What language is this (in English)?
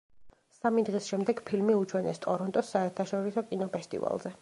Georgian